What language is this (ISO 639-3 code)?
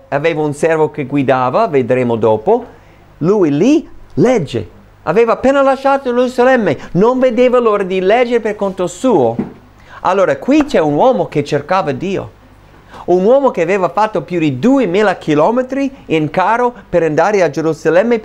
ita